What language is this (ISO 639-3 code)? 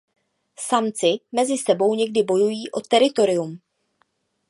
ces